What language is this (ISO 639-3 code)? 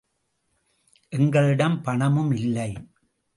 tam